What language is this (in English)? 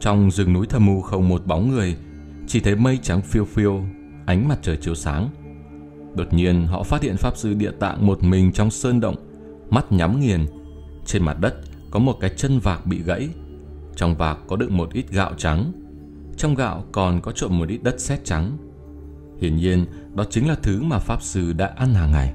Vietnamese